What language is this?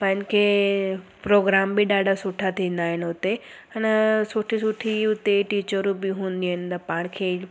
Sindhi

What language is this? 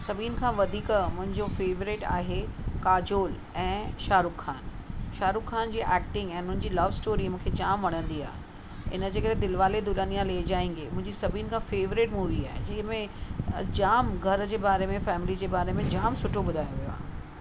Sindhi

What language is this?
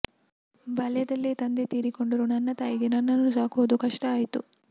Kannada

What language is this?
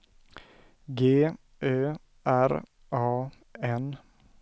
Swedish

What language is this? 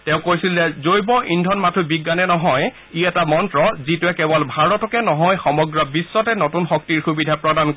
Assamese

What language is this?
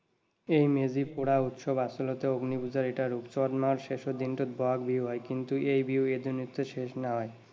Assamese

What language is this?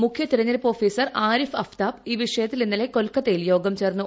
Malayalam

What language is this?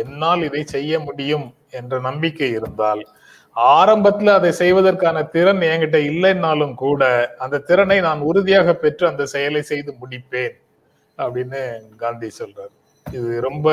Tamil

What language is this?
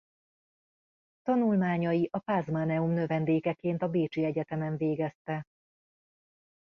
Hungarian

